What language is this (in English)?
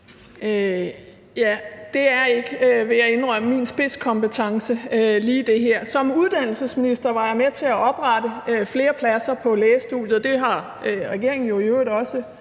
Danish